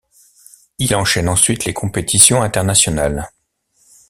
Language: French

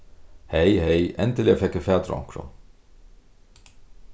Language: Faroese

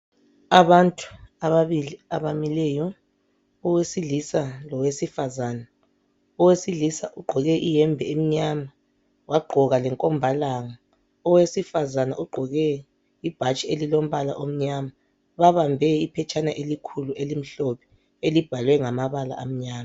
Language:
North Ndebele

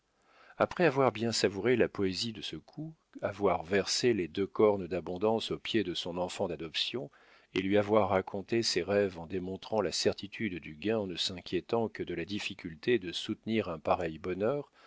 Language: French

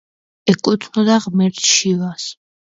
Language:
Georgian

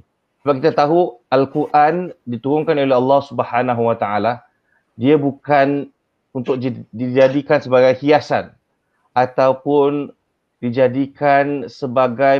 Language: Malay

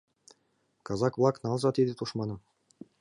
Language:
Mari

